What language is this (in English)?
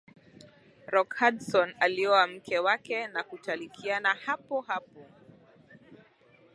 Swahili